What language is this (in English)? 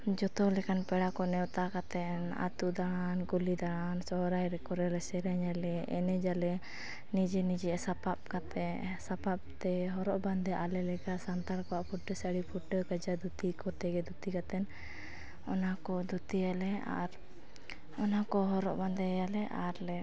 Santali